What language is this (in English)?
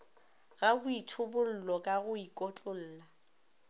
Northern Sotho